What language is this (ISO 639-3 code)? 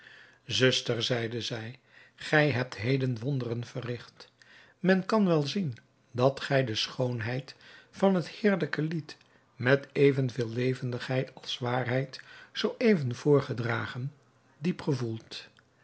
nld